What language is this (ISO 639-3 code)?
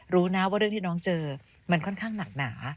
tha